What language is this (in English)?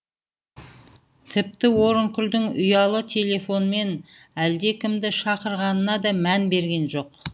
Kazakh